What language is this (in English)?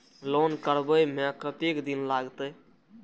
Maithili